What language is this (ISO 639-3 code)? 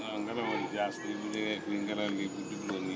wol